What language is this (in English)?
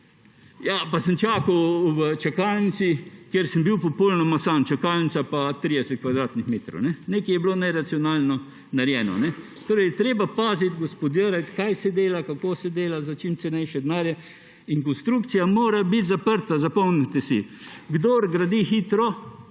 Slovenian